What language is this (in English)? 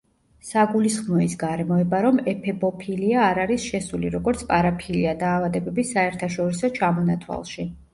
Georgian